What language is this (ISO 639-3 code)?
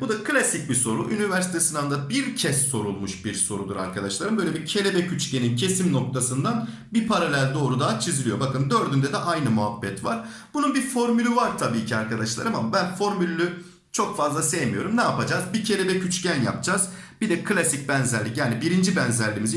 tur